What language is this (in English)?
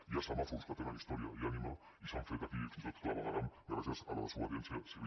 Catalan